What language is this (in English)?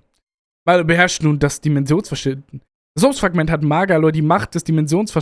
German